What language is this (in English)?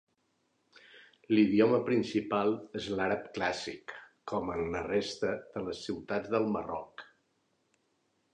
Catalan